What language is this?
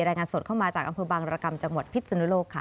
Thai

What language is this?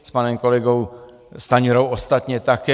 Czech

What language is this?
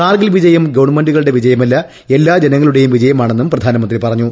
Malayalam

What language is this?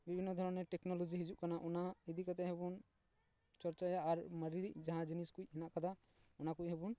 Santali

